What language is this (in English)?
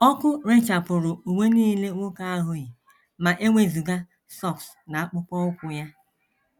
Igbo